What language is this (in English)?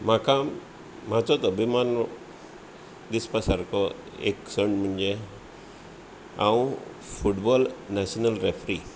Konkani